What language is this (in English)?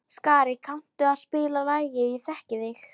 Icelandic